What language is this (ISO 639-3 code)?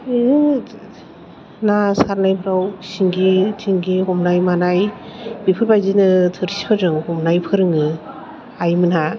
brx